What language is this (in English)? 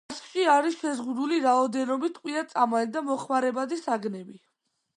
Georgian